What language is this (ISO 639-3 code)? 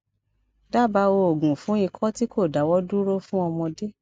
yor